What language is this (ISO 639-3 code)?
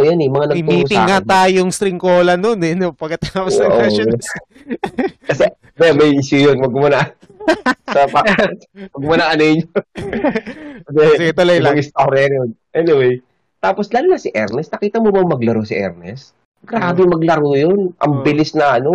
fil